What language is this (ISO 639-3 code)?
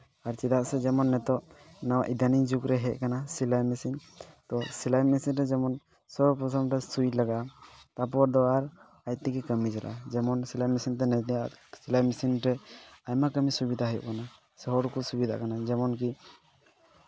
sat